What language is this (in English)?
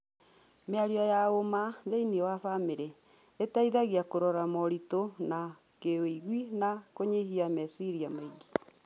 Kikuyu